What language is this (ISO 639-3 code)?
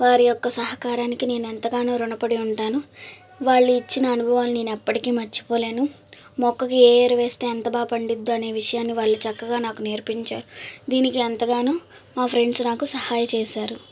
tel